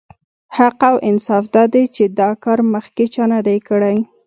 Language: Pashto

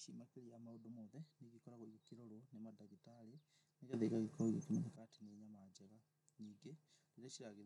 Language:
Kikuyu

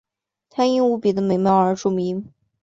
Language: Chinese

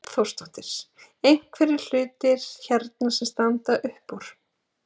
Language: Icelandic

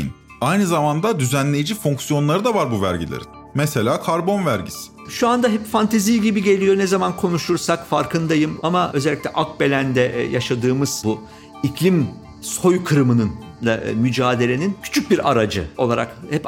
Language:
Turkish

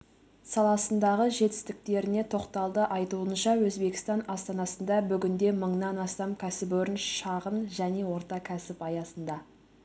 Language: Kazakh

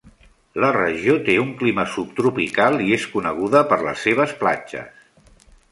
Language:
Catalan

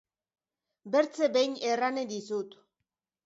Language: Basque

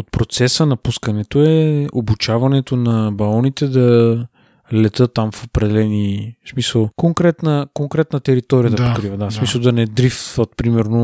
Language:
Bulgarian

